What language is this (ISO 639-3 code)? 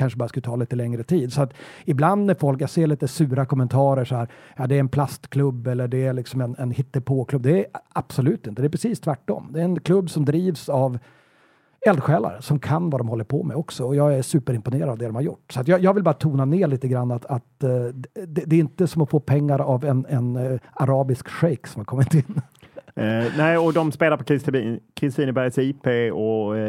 swe